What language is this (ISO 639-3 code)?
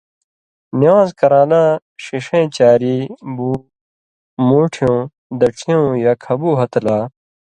mvy